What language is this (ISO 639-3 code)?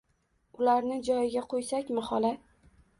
uzb